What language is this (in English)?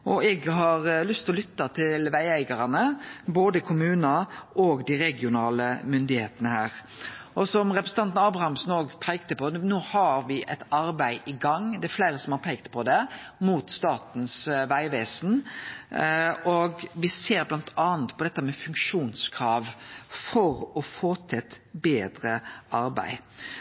Norwegian Nynorsk